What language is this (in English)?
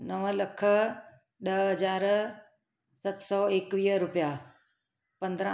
Sindhi